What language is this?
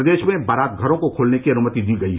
Hindi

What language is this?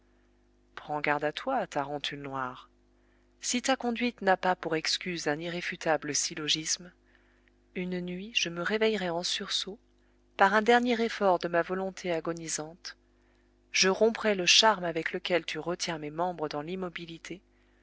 French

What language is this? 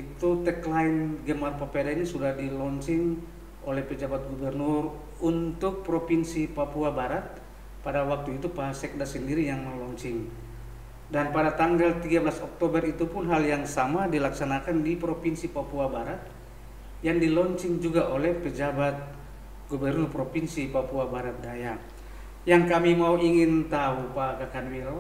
Indonesian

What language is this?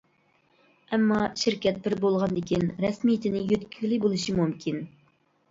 Uyghur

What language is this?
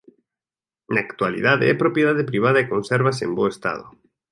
Galician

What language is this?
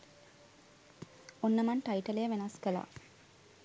Sinhala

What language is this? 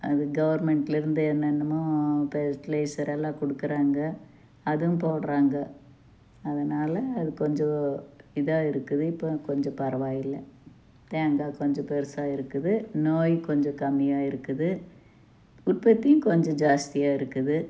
Tamil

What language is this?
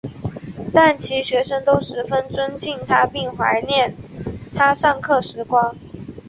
Chinese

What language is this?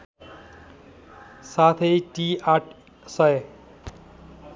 Nepali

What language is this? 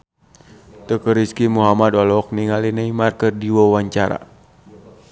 Sundanese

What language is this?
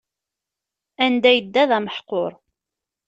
Kabyle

